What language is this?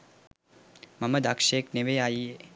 Sinhala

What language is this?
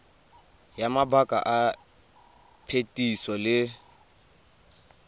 Tswana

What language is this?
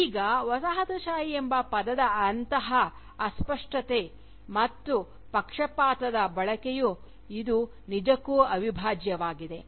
Kannada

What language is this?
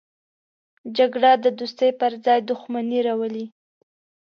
Pashto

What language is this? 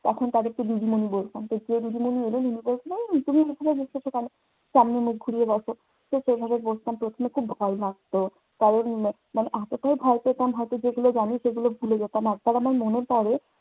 Bangla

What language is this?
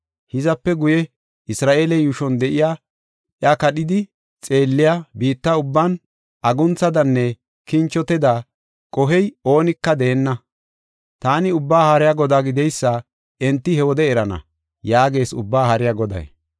Gofa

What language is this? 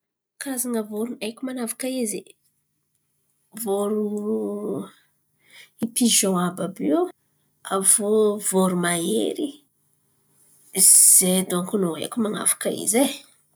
Antankarana Malagasy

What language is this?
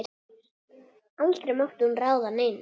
Icelandic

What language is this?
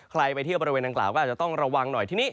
Thai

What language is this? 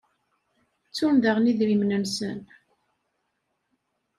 Kabyle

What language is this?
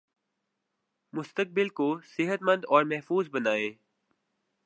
Urdu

